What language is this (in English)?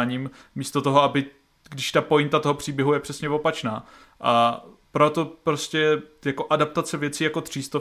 Czech